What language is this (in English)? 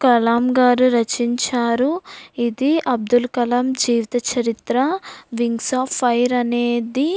Telugu